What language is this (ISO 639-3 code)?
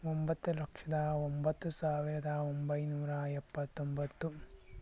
kan